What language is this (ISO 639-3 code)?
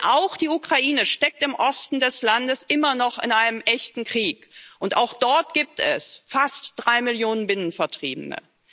deu